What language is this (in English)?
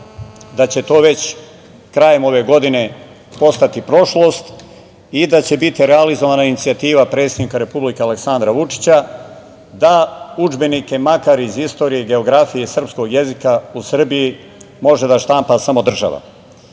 Serbian